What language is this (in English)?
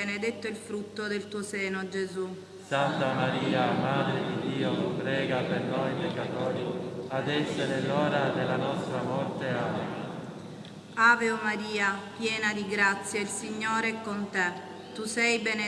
Italian